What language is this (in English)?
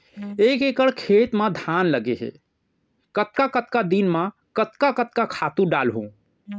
Chhattisgarhi